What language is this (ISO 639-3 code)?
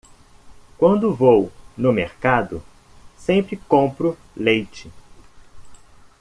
por